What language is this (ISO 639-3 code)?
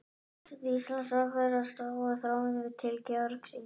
isl